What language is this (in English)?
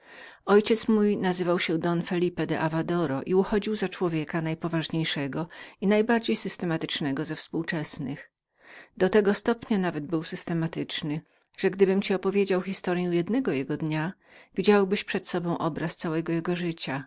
Polish